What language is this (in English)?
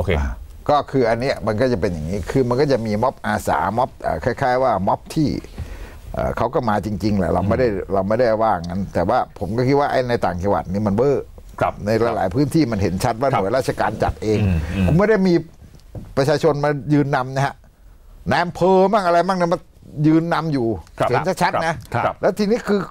Thai